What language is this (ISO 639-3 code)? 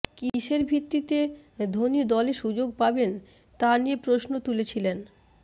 ben